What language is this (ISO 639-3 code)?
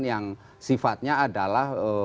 ind